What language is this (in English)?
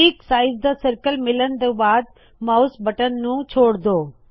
Punjabi